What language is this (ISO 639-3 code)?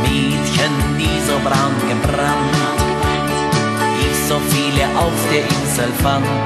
ron